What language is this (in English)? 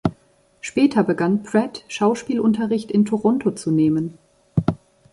German